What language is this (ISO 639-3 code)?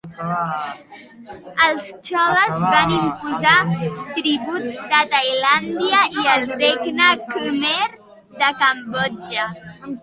cat